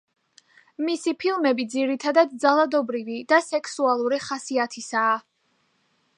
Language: Georgian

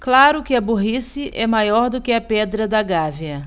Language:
Portuguese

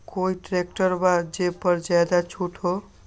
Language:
Magahi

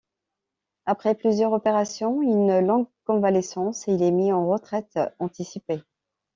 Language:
French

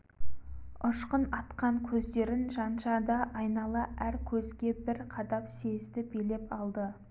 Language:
Kazakh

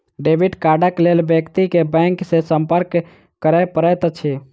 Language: Maithili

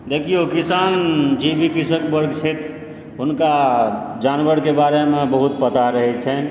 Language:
Maithili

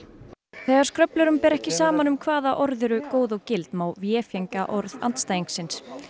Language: Icelandic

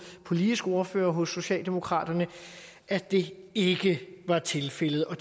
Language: Danish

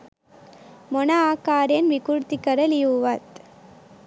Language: Sinhala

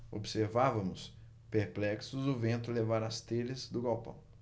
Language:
Portuguese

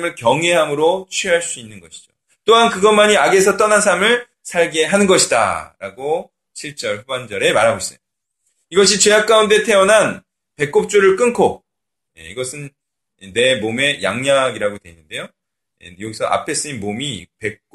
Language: Korean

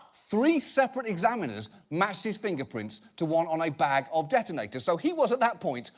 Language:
English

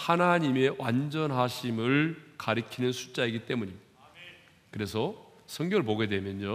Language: Korean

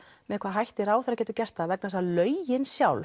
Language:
Icelandic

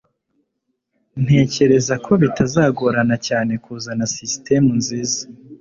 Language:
Kinyarwanda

